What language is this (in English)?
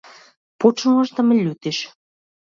Macedonian